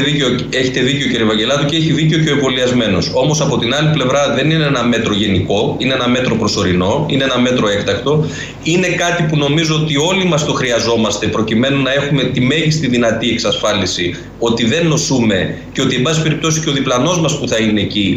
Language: Greek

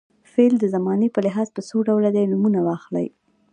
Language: Pashto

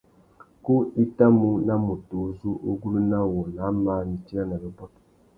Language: Tuki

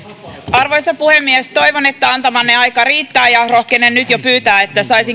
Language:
Finnish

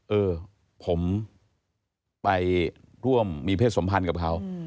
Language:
Thai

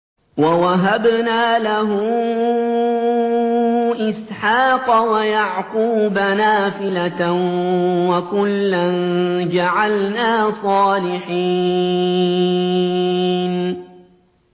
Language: Arabic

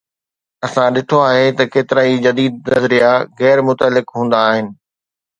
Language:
Sindhi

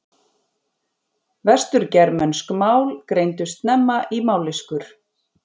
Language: Icelandic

